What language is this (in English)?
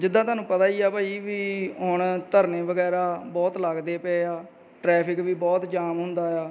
Punjabi